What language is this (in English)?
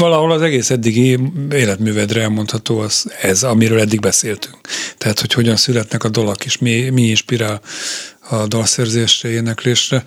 Hungarian